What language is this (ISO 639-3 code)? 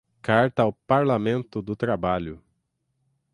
por